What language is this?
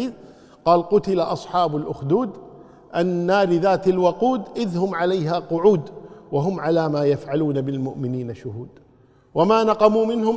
Arabic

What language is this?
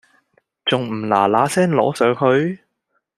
Cantonese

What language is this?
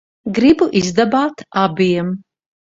Latvian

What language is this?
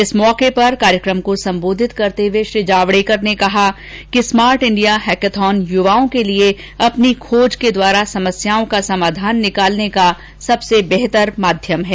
Hindi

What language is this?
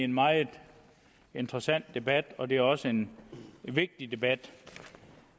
Danish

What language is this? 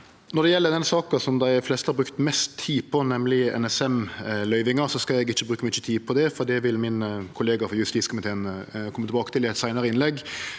Norwegian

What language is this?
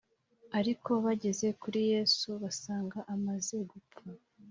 Kinyarwanda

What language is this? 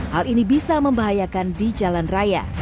Indonesian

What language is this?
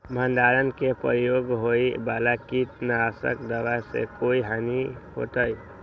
Magahi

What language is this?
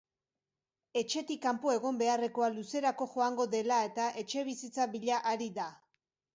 Basque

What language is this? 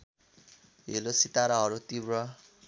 Nepali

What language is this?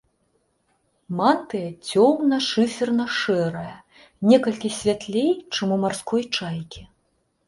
Belarusian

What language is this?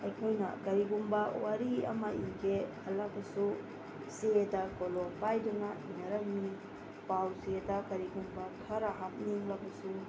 Manipuri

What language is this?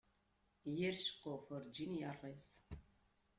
Kabyle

